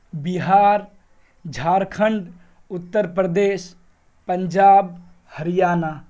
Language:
Urdu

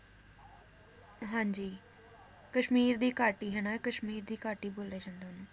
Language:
Punjabi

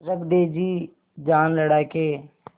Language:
Hindi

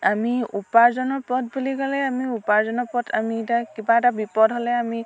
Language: Assamese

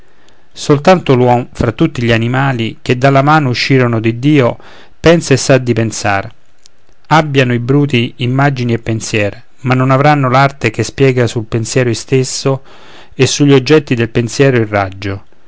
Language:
Italian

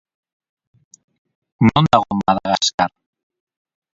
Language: Basque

